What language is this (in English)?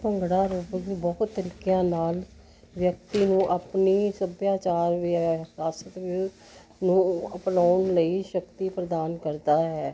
Punjabi